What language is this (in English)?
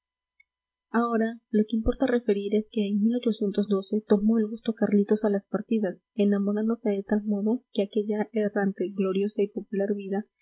Spanish